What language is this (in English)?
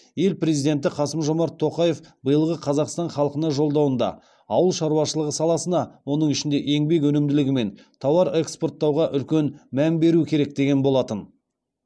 Kazakh